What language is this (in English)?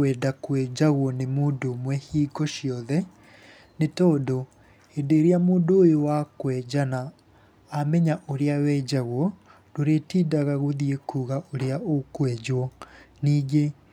Kikuyu